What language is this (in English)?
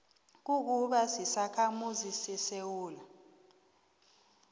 South Ndebele